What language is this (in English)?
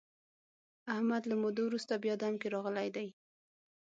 Pashto